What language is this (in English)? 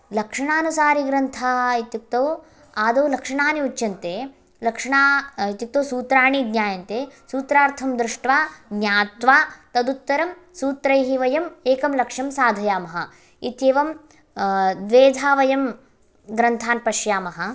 Sanskrit